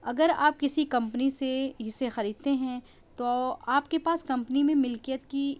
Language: Urdu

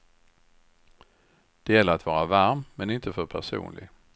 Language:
Swedish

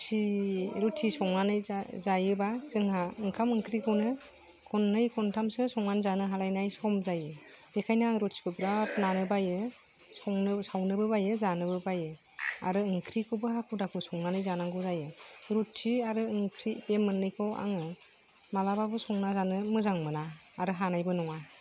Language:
Bodo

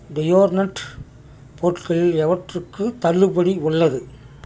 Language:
Tamil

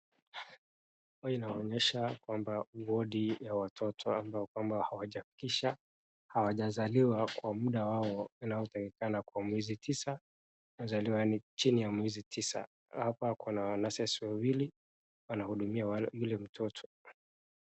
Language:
Swahili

